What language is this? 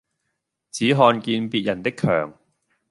Cantonese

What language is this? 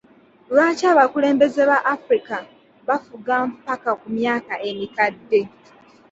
Ganda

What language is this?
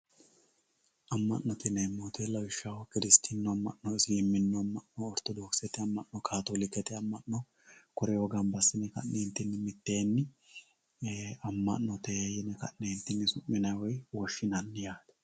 Sidamo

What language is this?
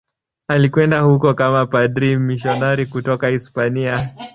Swahili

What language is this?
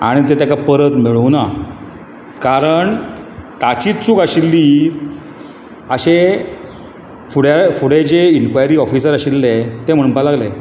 Konkani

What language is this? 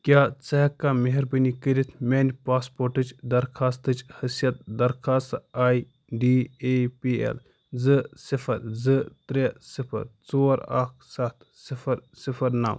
Kashmiri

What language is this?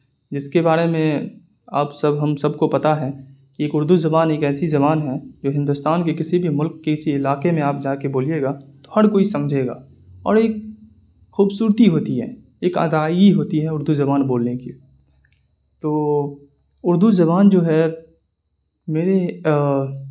Urdu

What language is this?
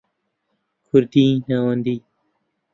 Central Kurdish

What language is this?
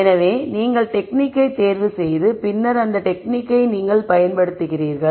Tamil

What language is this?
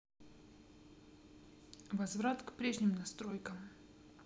Russian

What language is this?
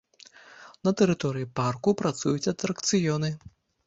Belarusian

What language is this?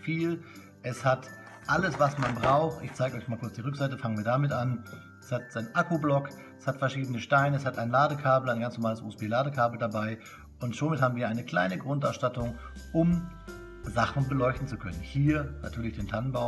German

